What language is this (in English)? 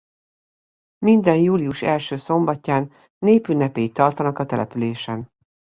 Hungarian